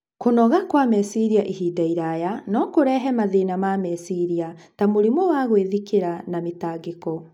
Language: Kikuyu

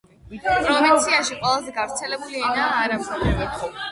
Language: Georgian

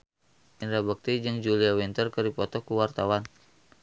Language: Sundanese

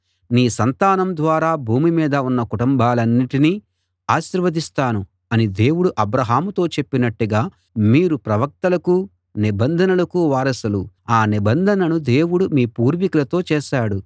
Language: Telugu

